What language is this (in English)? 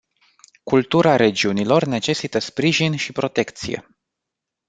Romanian